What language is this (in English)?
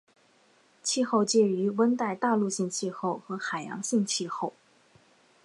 Chinese